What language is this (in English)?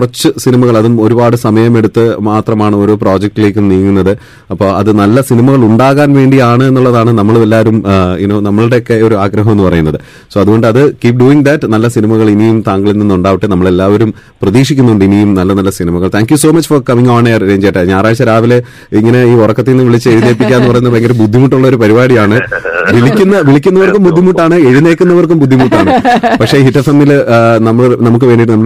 Malayalam